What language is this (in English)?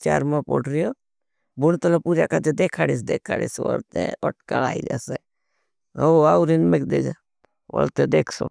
Bhili